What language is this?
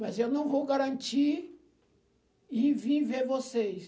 Portuguese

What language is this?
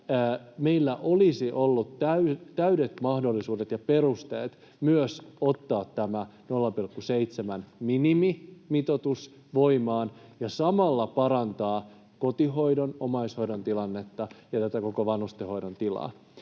Finnish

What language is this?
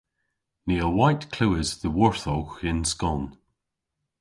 Cornish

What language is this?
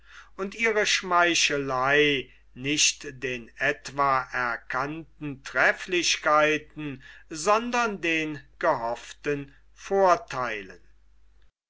German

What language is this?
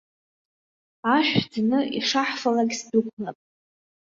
Abkhazian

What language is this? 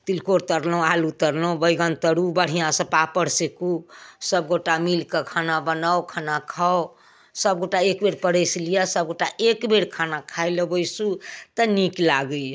Maithili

